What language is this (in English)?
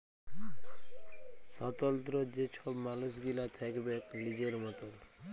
Bangla